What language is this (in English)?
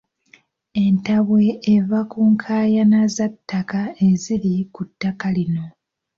Ganda